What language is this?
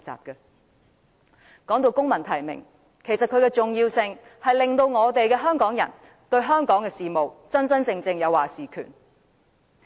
Cantonese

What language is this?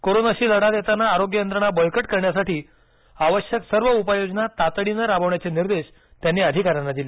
Marathi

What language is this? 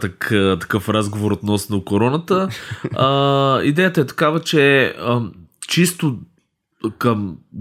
Bulgarian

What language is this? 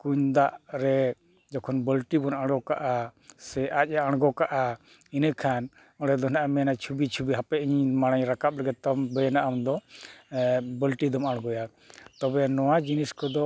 Santali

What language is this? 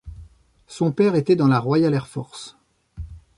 French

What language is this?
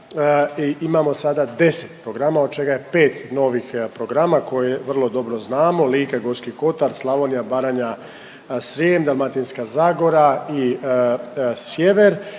Croatian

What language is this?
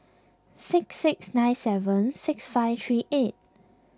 English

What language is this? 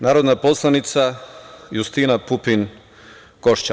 Serbian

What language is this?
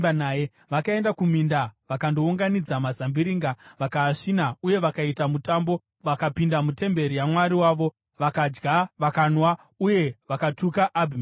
Shona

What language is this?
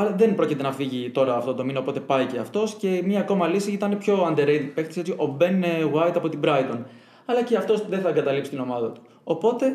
Greek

